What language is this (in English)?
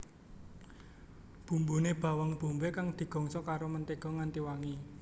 Javanese